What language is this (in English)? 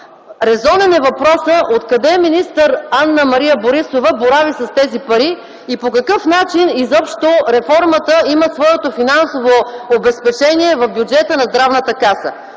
Bulgarian